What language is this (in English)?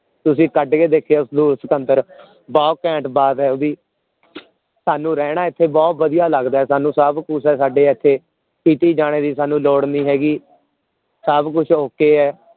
Punjabi